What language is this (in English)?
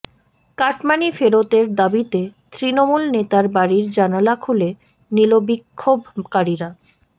Bangla